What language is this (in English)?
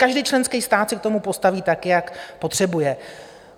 Czech